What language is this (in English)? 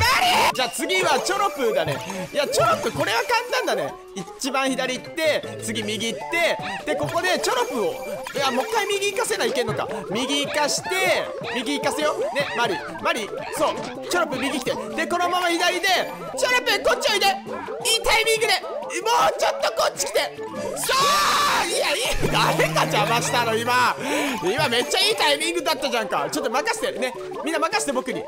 Japanese